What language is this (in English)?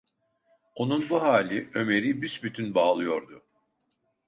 Turkish